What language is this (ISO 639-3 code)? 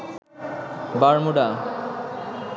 ben